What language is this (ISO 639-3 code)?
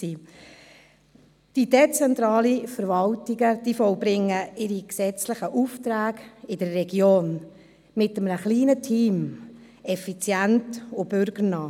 gsw